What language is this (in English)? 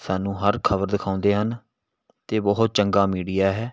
Punjabi